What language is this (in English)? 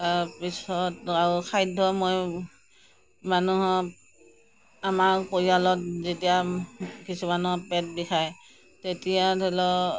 Assamese